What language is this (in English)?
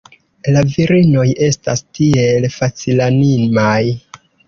Esperanto